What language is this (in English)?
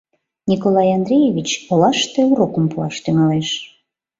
Mari